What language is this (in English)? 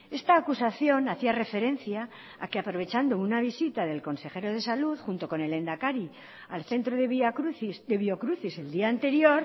Spanish